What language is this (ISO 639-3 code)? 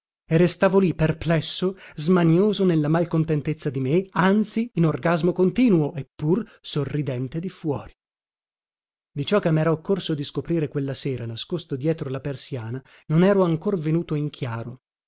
ita